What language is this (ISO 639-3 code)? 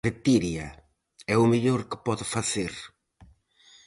glg